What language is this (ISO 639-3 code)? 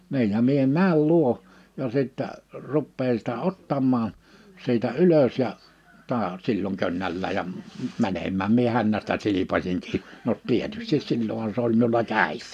fin